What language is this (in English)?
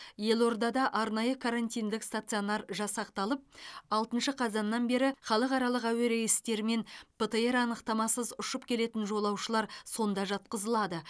Kazakh